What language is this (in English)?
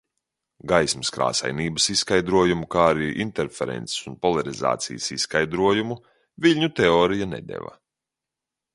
Latvian